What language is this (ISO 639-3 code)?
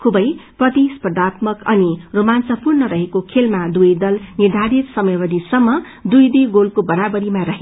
nep